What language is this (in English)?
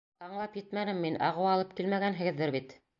Bashkir